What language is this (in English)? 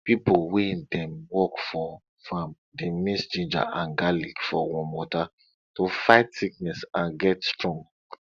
Nigerian Pidgin